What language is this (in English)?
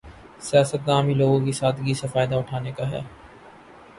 Urdu